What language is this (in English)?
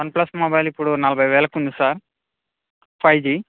Telugu